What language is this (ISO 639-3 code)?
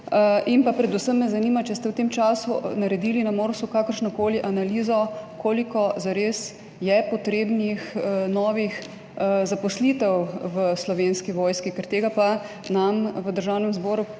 slv